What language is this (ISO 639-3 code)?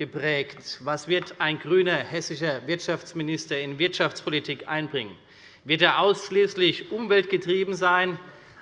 deu